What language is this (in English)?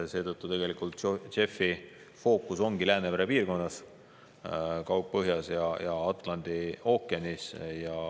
Estonian